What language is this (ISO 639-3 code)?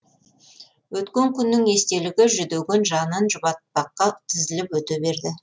kaz